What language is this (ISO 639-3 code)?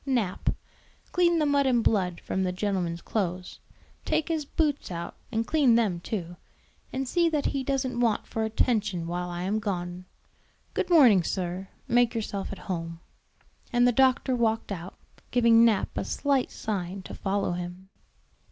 eng